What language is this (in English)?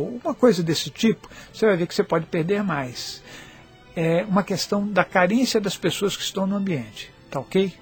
Portuguese